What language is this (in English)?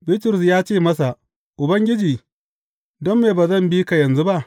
Hausa